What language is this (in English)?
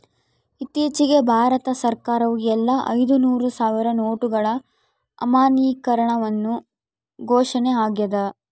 Kannada